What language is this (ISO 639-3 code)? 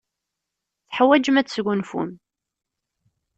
kab